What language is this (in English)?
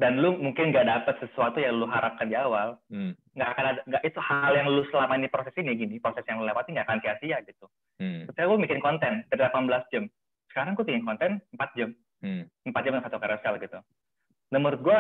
Indonesian